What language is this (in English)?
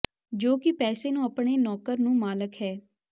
Punjabi